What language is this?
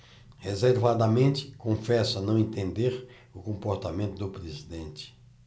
Portuguese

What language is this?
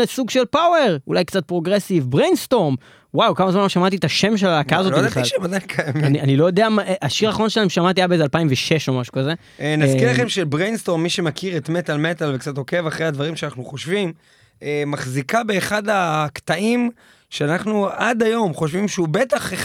Hebrew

